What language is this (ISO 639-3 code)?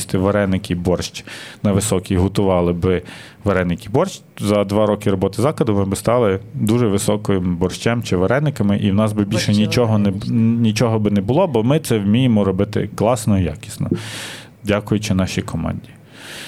ukr